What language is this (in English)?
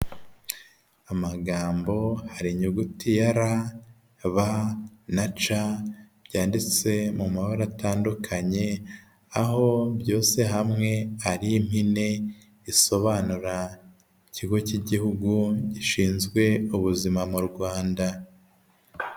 Kinyarwanda